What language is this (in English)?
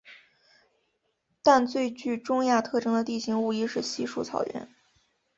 Chinese